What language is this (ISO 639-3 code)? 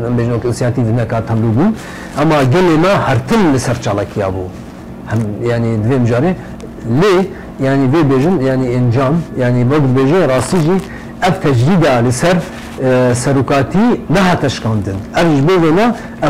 ara